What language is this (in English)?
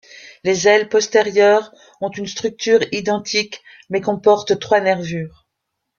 French